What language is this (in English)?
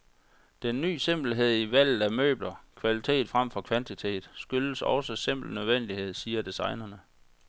Danish